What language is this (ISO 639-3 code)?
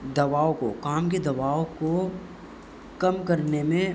urd